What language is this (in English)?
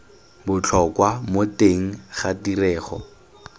Tswana